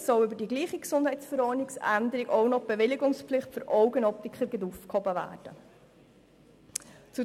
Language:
Swiss German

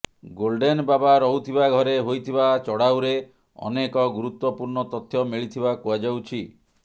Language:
Odia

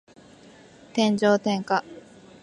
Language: Japanese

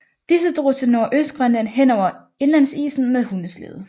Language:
Danish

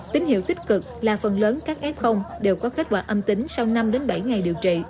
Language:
Vietnamese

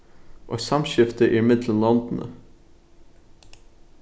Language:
Faroese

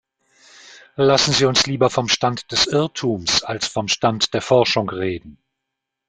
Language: German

